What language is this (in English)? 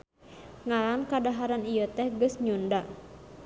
Sundanese